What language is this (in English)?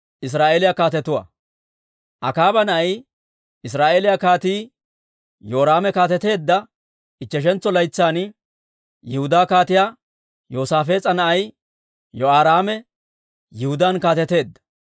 Dawro